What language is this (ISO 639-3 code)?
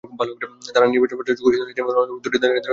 ben